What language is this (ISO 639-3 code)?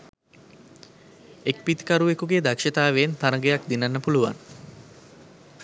sin